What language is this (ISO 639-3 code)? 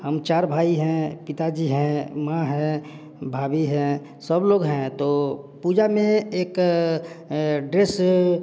hin